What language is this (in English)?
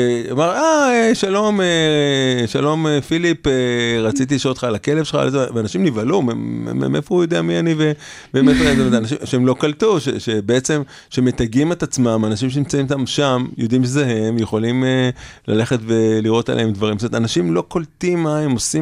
Hebrew